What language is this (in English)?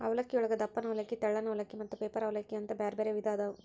Kannada